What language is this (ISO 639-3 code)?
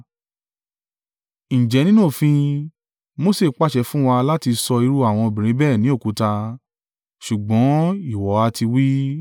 yor